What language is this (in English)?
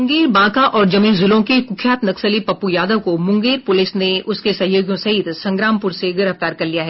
Hindi